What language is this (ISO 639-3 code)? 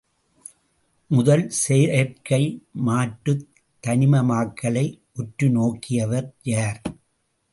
tam